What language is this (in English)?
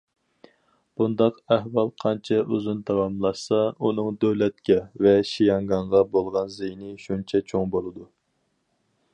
Uyghur